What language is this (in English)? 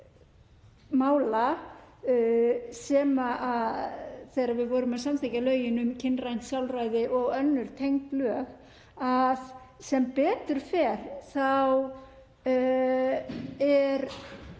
Icelandic